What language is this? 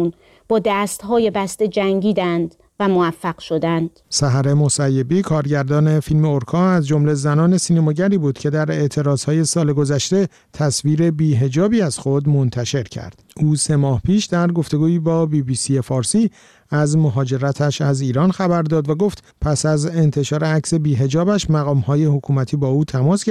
Persian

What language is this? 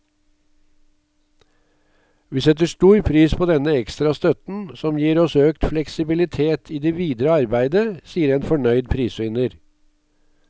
Norwegian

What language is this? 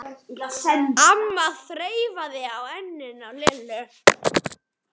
Icelandic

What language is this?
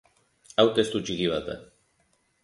Basque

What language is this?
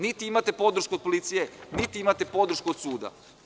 Serbian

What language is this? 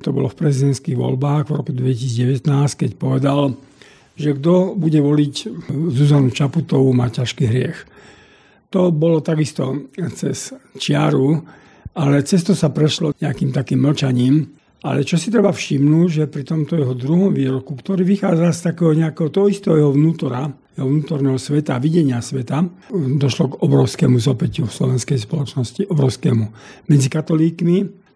Slovak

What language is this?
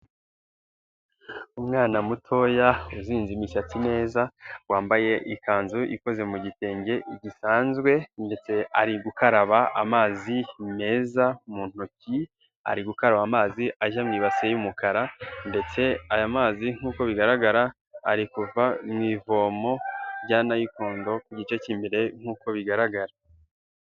Kinyarwanda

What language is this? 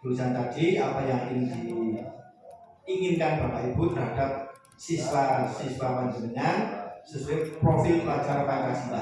Indonesian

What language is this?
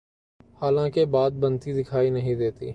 Urdu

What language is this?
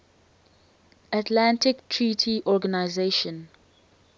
English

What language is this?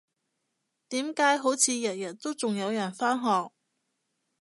Cantonese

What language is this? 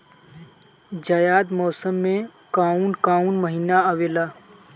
Bhojpuri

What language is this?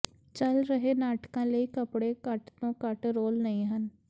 Punjabi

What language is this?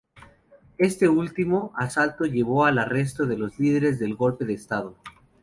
Spanish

